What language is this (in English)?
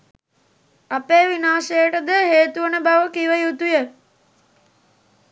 Sinhala